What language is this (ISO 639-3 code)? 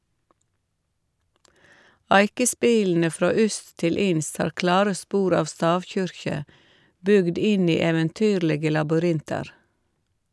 nor